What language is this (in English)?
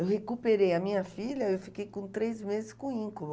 Portuguese